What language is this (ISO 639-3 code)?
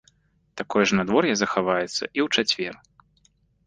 bel